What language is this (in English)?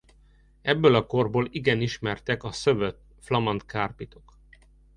Hungarian